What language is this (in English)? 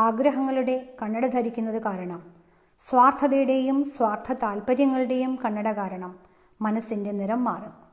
Malayalam